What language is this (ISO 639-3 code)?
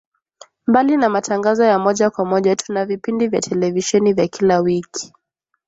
swa